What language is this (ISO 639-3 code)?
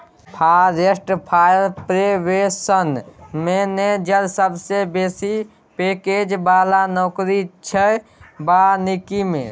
mai